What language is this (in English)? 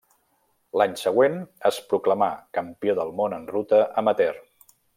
Catalan